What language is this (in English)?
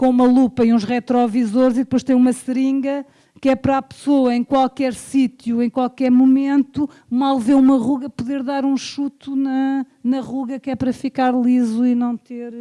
Portuguese